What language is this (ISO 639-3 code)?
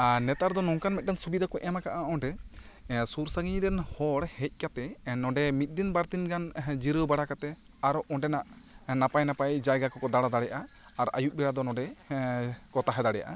sat